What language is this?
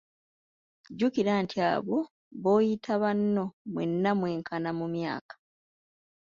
Ganda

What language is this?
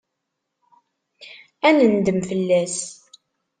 Kabyle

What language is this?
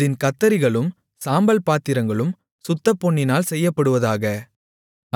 Tamil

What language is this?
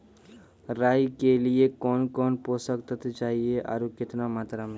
Maithili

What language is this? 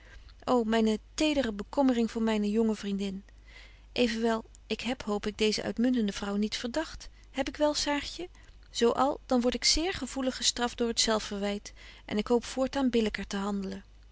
Dutch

